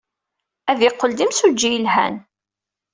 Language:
Kabyle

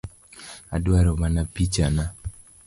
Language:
Luo (Kenya and Tanzania)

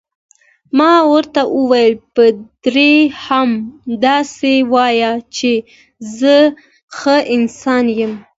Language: Pashto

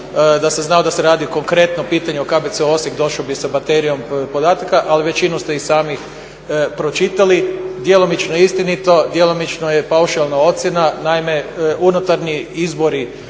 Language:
Croatian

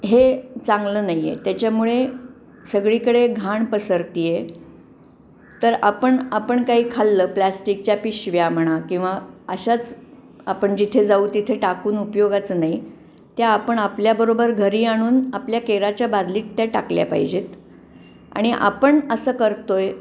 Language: Marathi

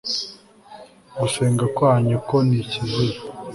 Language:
Kinyarwanda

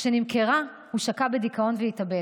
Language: Hebrew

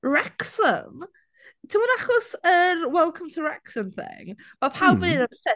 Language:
Welsh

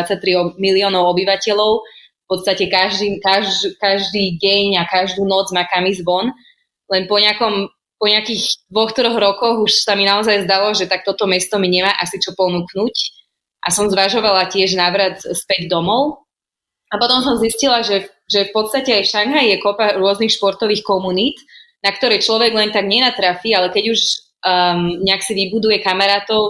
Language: Slovak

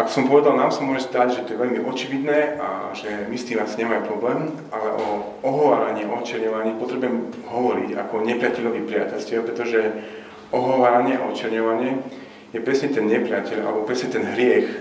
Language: Slovak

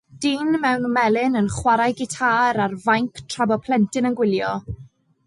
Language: Welsh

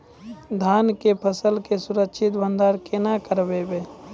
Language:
Maithili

